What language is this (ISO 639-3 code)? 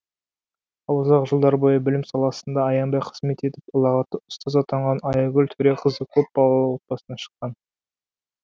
kaz